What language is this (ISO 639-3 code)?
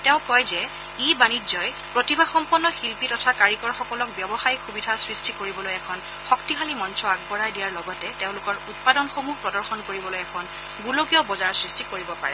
asm